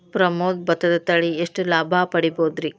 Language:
Kannada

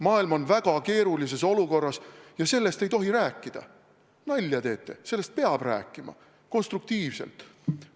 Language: Estonian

